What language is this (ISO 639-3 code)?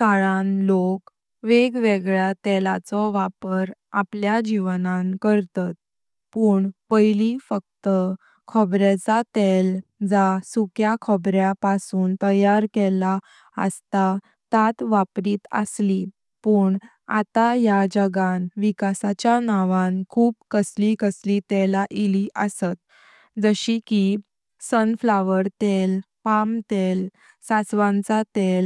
kok